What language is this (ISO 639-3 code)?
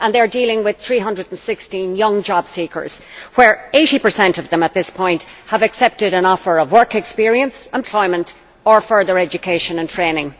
eng